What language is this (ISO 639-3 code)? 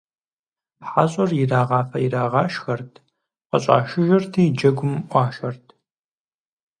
kbd